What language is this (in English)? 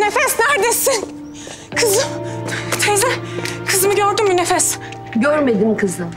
Turkish